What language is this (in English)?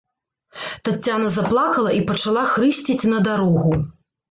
Belarusian